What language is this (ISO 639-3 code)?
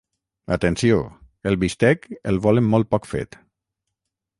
cat